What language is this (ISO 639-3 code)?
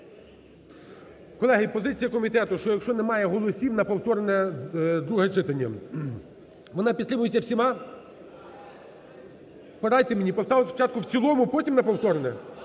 ukr